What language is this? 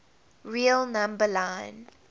English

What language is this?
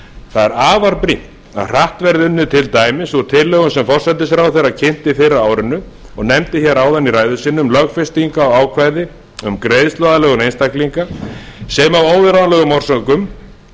Icelandic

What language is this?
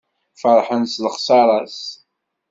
Kabyle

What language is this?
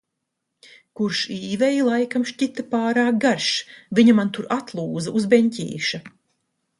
Latvian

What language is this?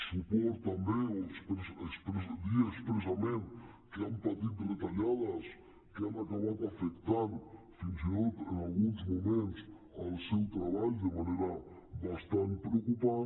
Catalan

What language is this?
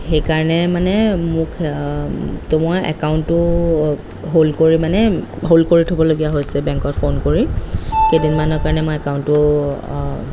Assamese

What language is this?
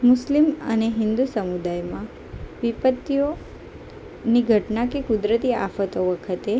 Gujarati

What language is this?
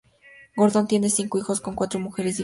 Spanish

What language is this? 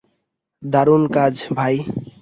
Bangla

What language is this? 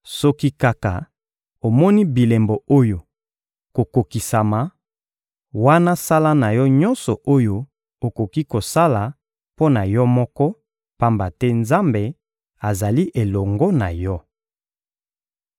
Lingala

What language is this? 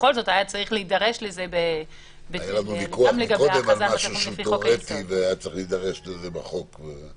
Hebrew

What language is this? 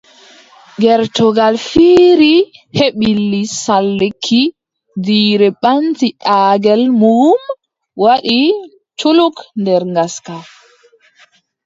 Adamawa Fulfulde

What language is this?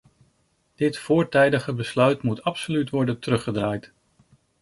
Dutch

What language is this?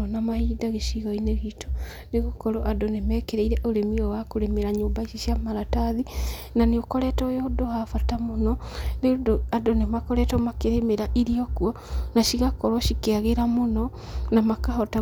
Kikuyu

